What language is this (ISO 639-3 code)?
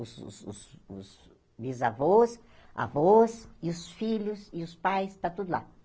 por